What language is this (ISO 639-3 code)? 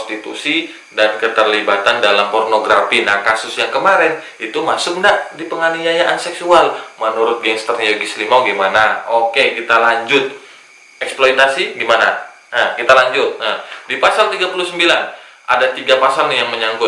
ind